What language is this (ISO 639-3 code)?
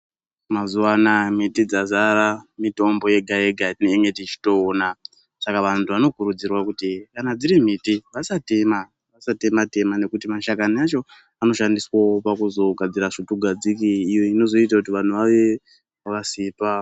ndc